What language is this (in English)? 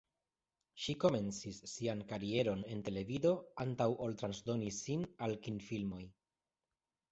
Esperanto